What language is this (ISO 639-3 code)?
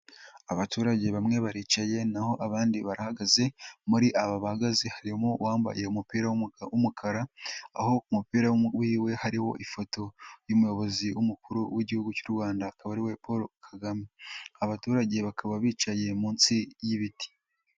kin